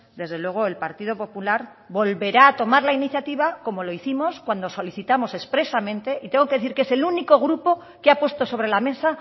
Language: Spanish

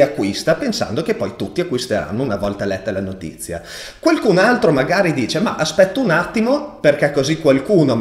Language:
Italian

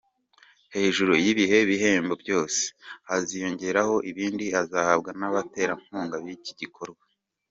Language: Kinyarwanda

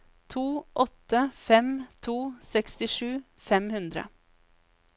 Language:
Norwegian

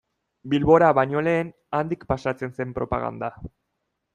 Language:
Basque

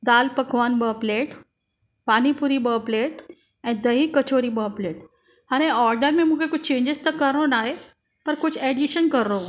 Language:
Sindhi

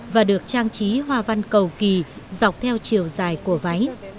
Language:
Vietnamese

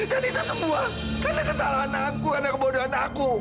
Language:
Indonesian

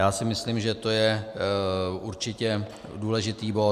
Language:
Czech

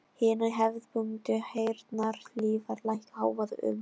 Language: Icelandic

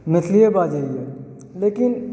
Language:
Maithili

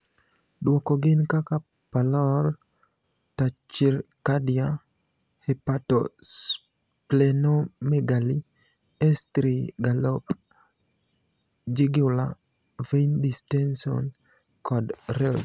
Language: Luo (Kenya and Tanzania)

